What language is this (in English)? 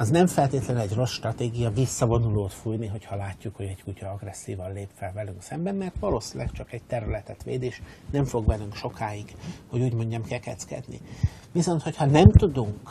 Hungarian